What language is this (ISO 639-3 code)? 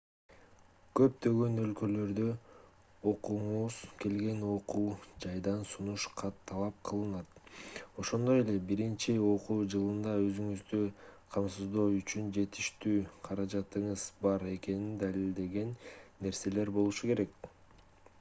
kir